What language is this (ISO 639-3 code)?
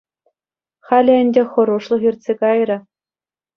chv